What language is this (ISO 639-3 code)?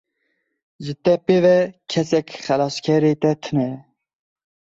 kur